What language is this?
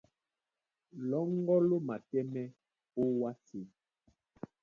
Duala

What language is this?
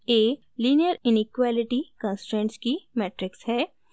Hindi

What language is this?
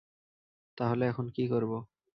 Bangla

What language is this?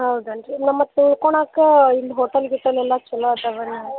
Kannada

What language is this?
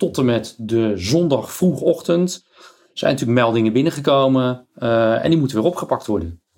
Dutch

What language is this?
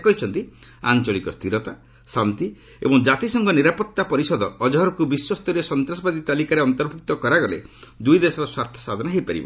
Odia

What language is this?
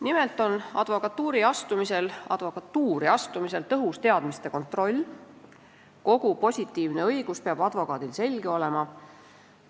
Estonian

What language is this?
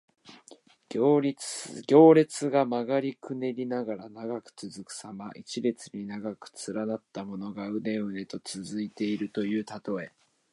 Japanese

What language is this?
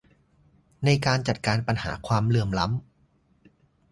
Thai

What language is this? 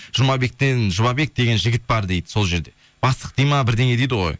Kazakh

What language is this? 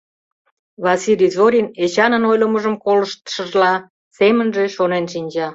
Mari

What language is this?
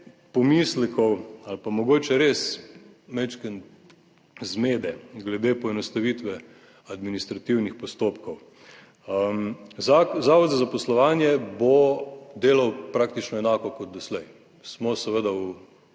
Slovenian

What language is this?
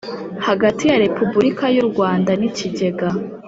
Kinyarwanda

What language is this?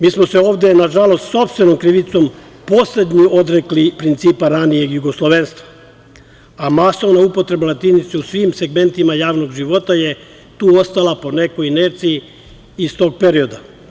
Serbian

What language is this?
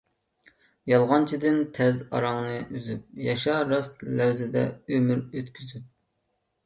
Uyghur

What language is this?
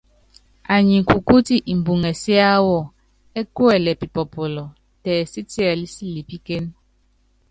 Yangben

